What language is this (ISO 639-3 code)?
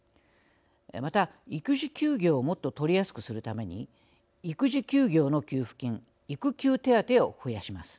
jpn